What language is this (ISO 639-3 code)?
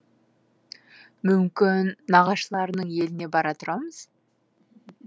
kaz